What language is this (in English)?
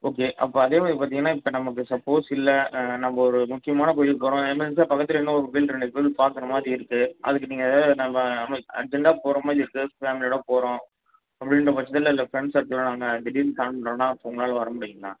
Tamil